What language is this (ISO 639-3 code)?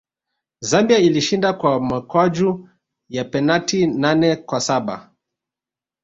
swa